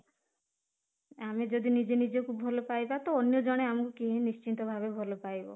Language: Odia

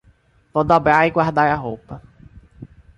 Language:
Portuguese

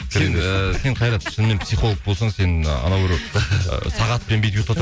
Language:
Kazakh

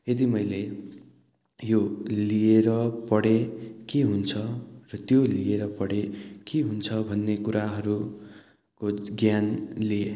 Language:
Nepali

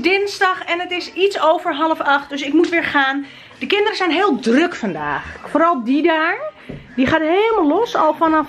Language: Dutch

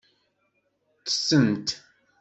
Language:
Kabyle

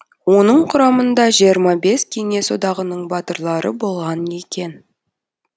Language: Kazakh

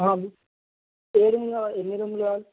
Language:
Telugu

